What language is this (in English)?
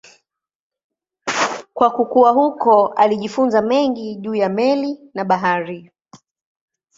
Swahili